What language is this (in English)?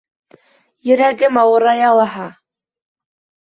Bashkir